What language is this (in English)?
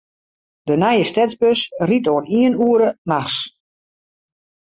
Western Frisian